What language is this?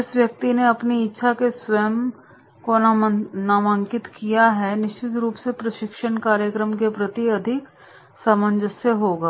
Hindi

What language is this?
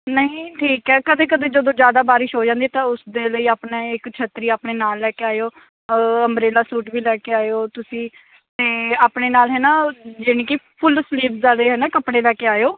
Punjabi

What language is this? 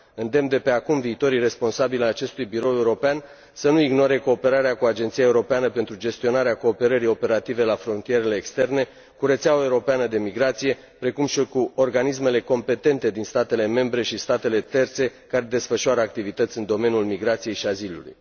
Romanian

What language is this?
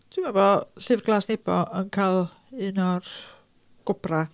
Welsh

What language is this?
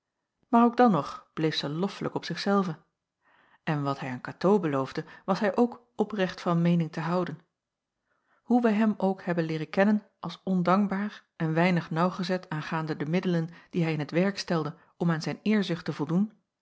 Dutch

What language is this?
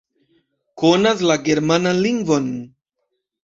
Esperanto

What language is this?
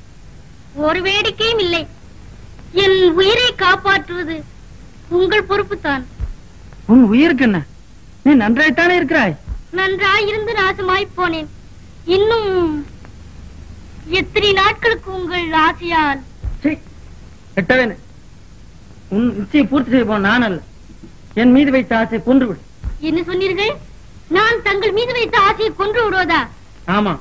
Tamil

